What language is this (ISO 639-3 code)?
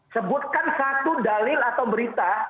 ind